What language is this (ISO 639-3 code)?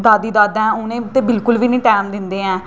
doi